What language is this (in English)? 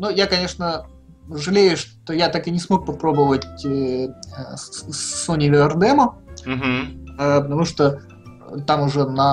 Russian